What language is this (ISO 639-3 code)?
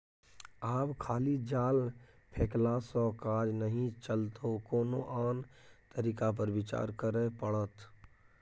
mai